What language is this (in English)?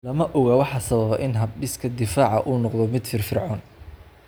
Somali